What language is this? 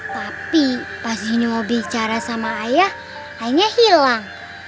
Indonesian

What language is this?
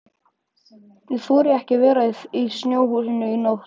Icelandic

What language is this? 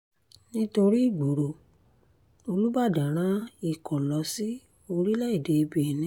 Yoruba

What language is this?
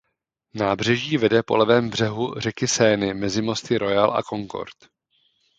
Czech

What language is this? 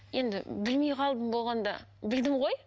Kazakh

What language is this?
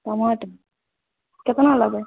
Maithili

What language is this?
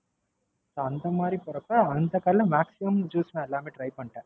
Tamil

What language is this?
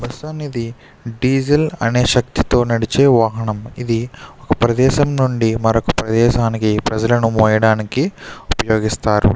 Telugu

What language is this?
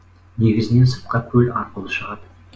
Kazakh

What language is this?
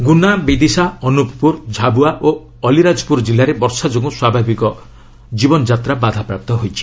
Odia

